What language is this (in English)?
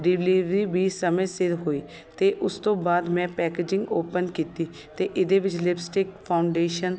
Punjabi